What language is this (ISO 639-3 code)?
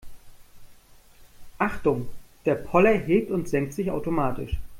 deu